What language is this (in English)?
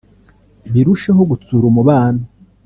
Kinyarwanda